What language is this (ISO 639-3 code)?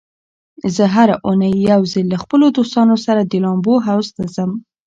pus